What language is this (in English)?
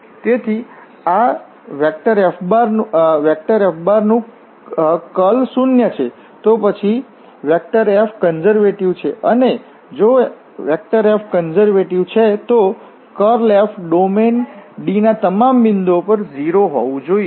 Gujarati